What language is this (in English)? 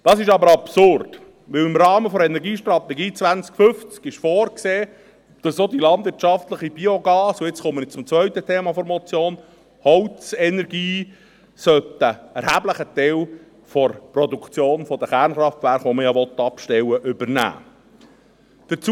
Swiss German